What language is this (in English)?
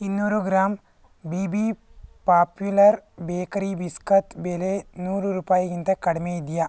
Kannada